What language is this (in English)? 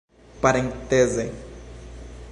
Esperanto